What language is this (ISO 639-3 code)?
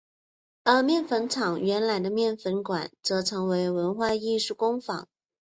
zho